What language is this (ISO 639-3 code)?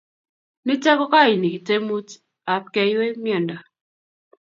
kln